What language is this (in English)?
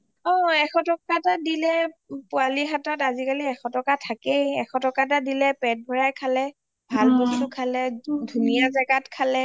Assamese